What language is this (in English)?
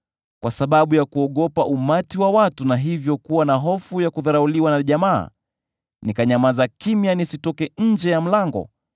Swahili